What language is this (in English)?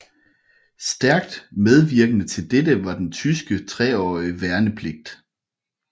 Danish